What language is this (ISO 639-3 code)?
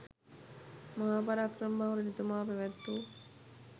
sin